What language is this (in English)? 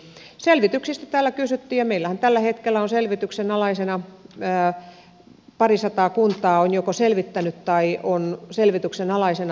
Finnish